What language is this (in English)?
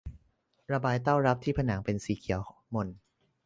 Thai